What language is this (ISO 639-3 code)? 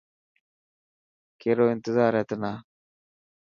mki